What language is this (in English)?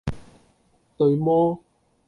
Cantonese